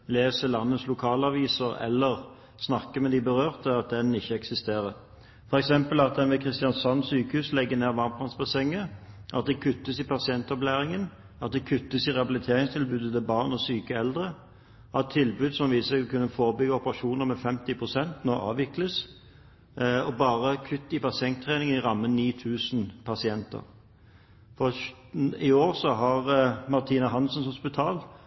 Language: Norwegian Bokmål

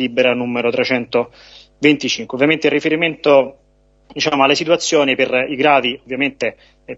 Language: Italian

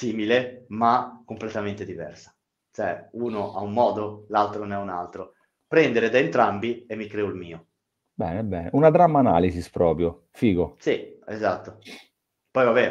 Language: Italian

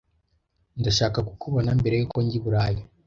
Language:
Kinyarwanda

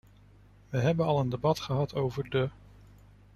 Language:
Dutch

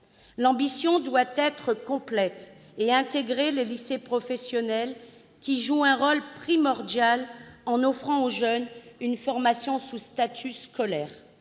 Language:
French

